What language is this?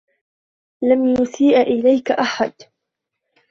Arabic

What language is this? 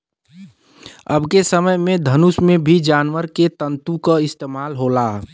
Bhojpuri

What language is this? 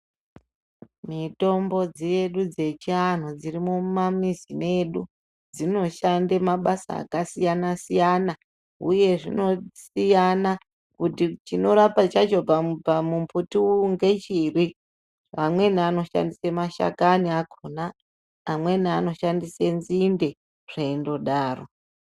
Ndau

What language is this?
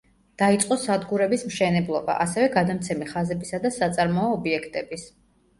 Georgian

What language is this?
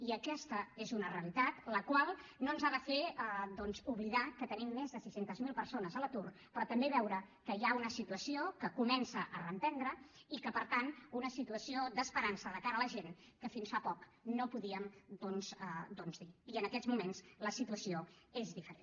Catalan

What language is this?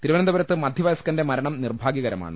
Malayalam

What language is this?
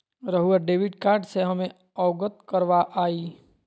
Magahi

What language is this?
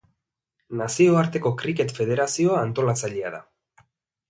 Basque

